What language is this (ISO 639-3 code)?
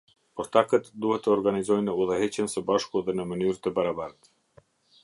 sqi